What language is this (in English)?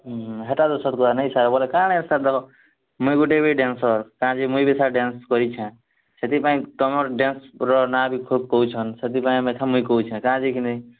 Odia